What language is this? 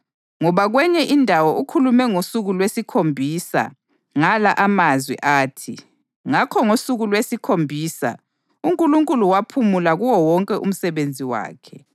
North Ndebele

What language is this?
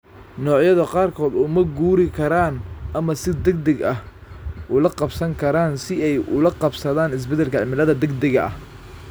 Somali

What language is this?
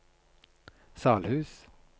Norwegian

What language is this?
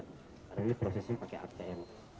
Indonesian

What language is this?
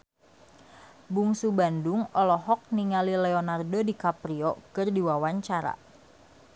Sundanese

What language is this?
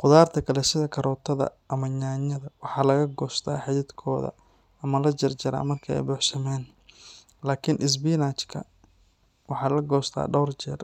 Somali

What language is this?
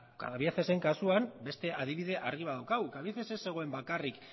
Basque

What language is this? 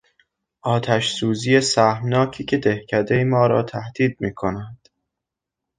Persian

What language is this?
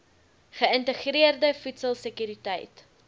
Afrikaans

